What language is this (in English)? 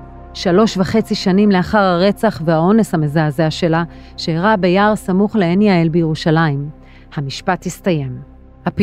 Hebrew